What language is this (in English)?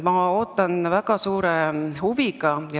Estonian